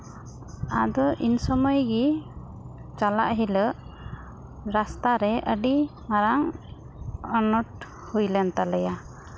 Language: Santali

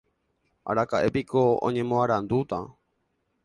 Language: Guarani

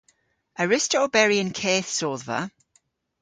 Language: Cornish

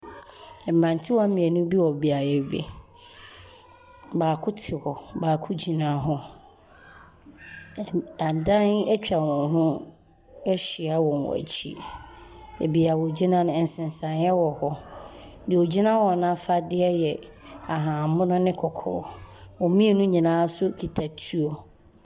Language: Akan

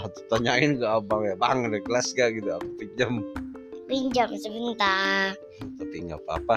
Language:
Indonesian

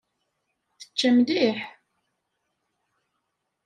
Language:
Kabyle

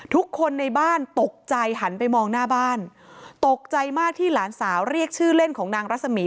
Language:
Thai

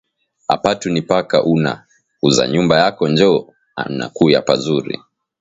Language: Swahili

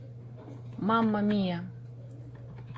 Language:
Russian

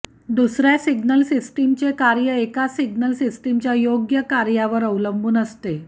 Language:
Marathi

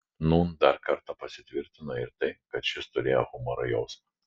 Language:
Lithuanian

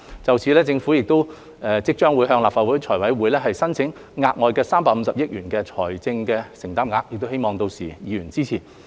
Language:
Cantonese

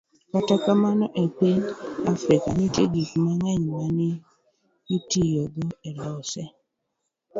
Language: Luo (Kenya and Tanzania)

